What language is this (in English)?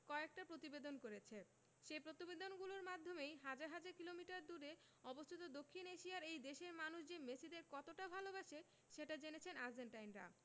Bangla